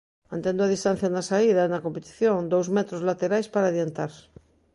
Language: Galician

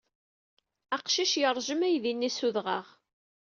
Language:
Kabyle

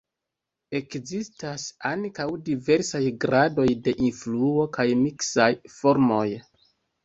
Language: Esperanto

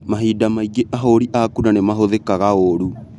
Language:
Kikuyu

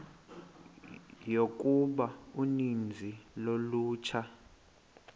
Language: Xhosa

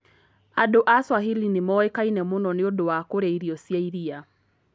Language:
Kikuyu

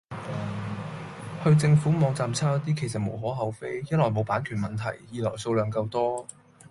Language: Cantonese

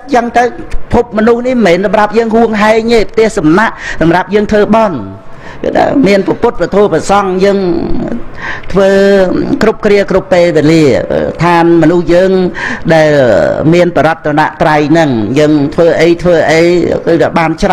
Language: Vietnamese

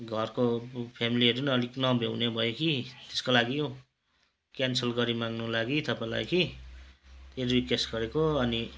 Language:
Nepali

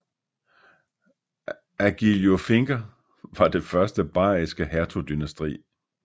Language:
Danish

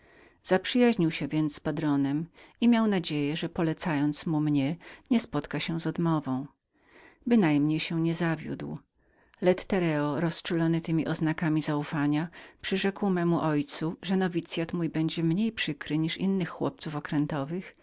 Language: Polish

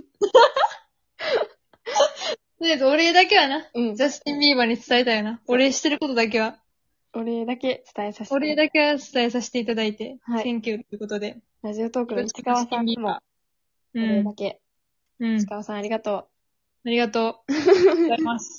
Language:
Japanese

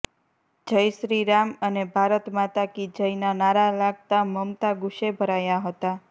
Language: Gujarati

